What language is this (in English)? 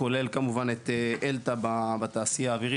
Hebrew